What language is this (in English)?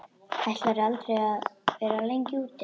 Icelandic